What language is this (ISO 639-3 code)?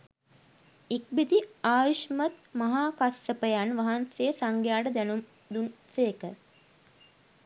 sin